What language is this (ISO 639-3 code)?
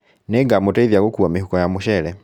kik